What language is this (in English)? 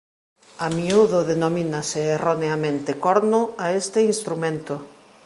Galician